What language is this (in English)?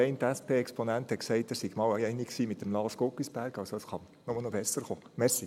Swiss German